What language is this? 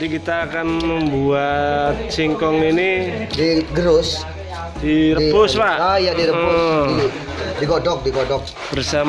Indonesian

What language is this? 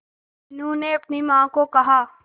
Hindi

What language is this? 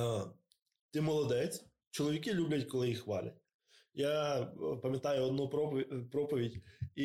Ukrainian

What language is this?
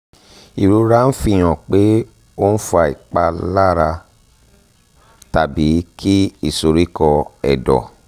Yoruba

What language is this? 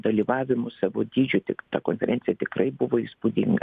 Lithuanian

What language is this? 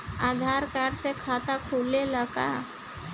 Bhojpuri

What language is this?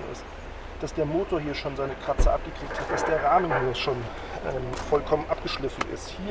German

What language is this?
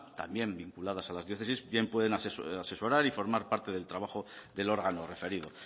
Spanish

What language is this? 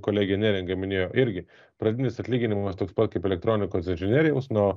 Lithuanian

